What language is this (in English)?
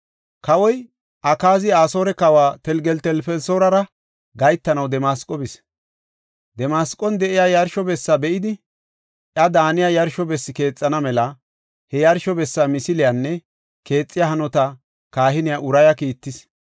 Gofa